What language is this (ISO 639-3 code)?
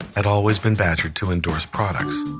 eng